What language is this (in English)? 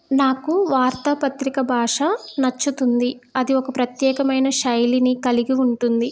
Telugu